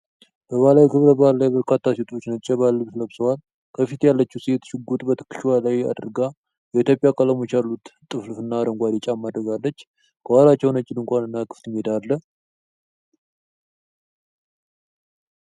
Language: Amharic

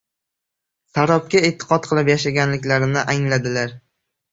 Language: Uzbek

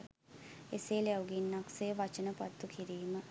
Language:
Sinhala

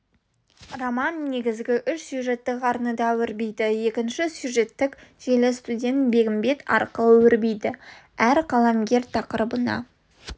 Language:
Kazakh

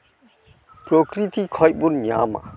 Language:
Santali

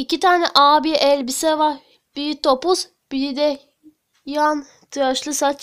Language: Turkish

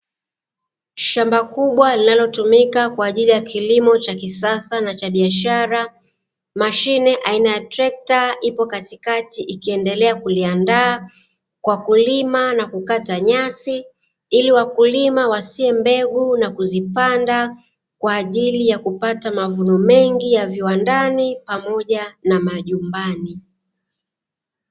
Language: Swahili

